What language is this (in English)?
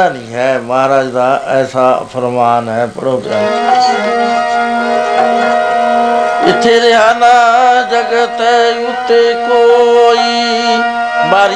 Punjabi